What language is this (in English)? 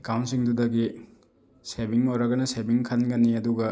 Manipuri